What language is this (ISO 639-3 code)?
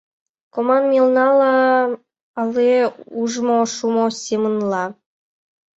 chm